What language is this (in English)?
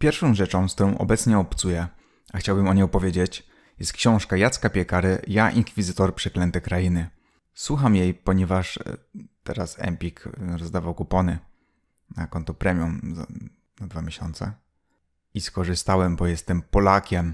Polish